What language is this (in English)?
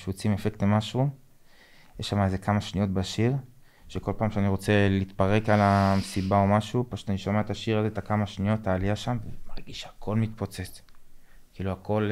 Hebrew